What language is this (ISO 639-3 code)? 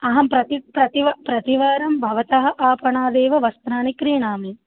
san